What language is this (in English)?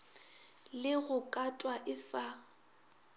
Northern Sotho